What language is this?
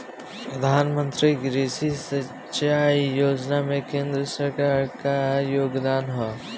Bhojpuri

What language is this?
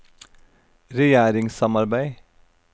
Norwegian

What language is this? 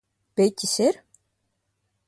Latvian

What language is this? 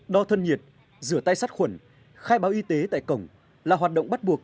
Vietnamese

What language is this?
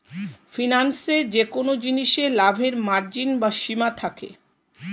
Bangla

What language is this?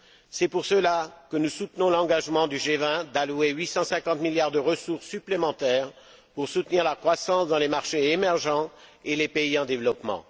French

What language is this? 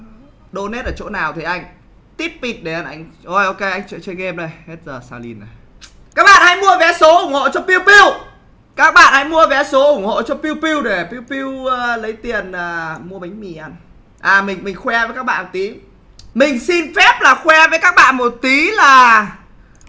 Vietnamese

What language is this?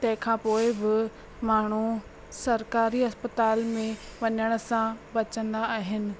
Sindhi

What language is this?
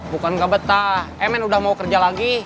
Indonesian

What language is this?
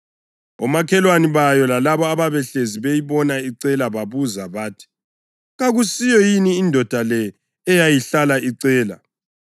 North Ndebele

